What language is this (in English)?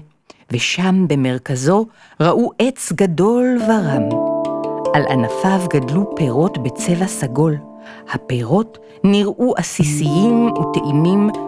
Hebrew